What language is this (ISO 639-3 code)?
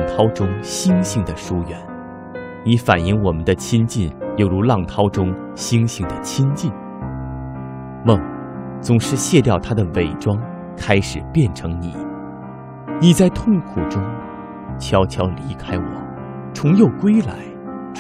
zho